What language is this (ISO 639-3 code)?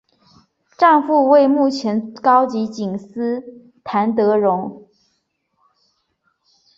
zho